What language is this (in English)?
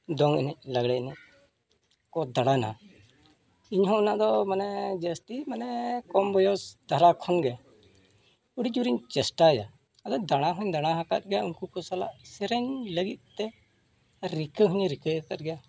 Santali